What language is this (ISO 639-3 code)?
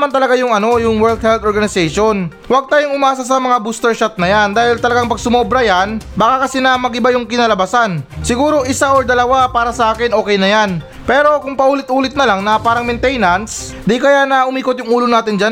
fil